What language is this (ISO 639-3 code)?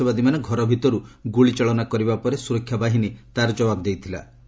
ori